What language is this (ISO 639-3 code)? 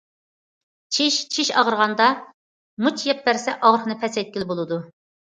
uig